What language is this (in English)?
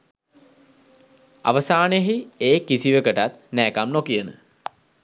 Sinhala